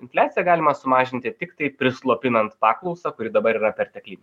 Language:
Lithuanian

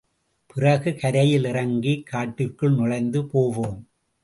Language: Tamil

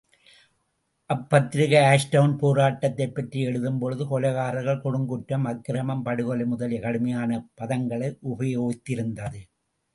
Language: Tamil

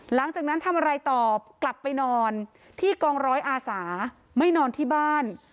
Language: Thai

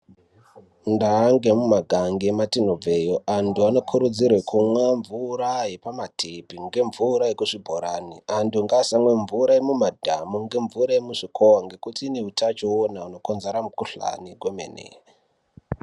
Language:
Ndau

